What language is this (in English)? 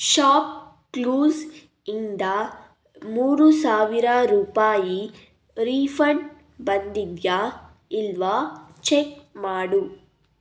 Kannada